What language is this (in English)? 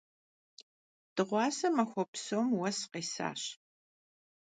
Kabardian